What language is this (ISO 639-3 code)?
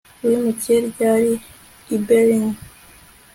kin